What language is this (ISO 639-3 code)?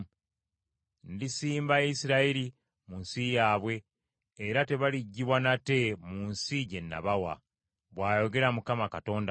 lug